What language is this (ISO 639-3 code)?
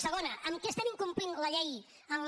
cat